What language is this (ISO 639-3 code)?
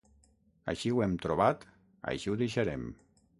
cat